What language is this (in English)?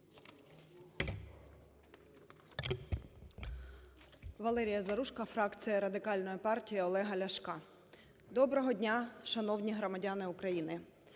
Ukrainian